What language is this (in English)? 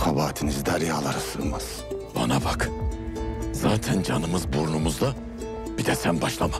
Turkish